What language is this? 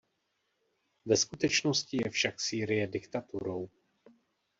Czech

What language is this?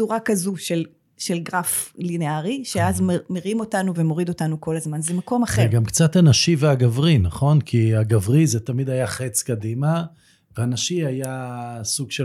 Hebrew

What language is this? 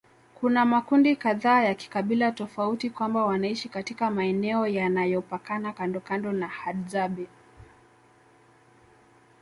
Swahili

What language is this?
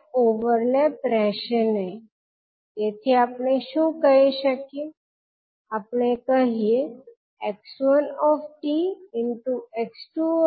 Gujarati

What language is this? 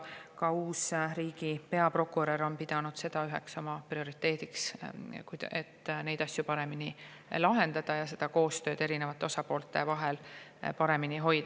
Estonian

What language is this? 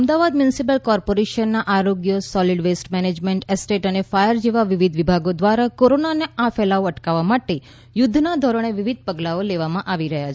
Gujarati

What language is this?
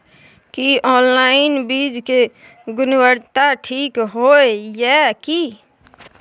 Maithili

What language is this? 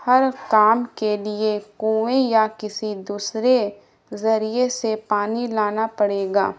Urdu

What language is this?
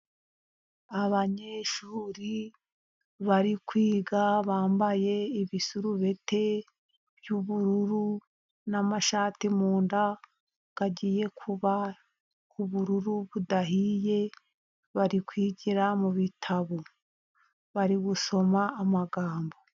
Kinyarwanda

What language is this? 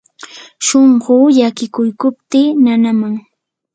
Yanahuanca Pasco Quechua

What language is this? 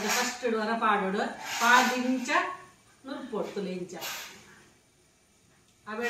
Kannada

